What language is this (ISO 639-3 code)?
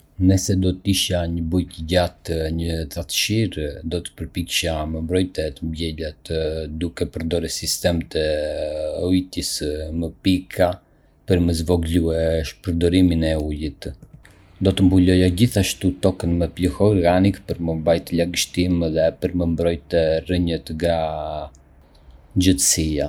aae